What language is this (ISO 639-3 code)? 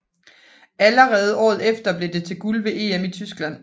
dan